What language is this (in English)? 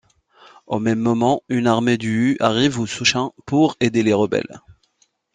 French